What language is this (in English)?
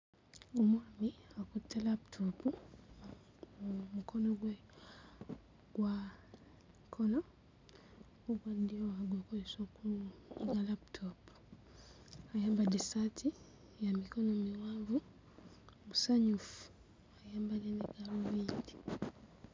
Ganda